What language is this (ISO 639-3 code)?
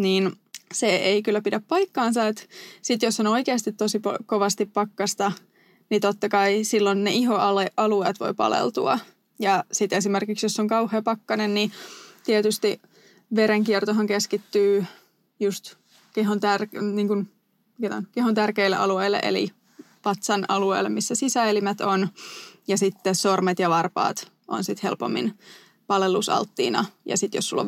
fin